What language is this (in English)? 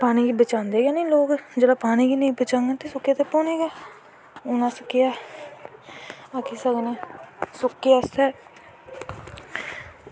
Dogri